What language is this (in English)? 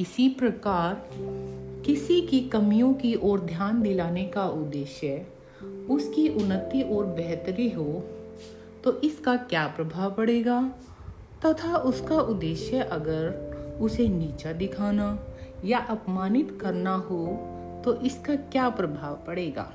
Hindi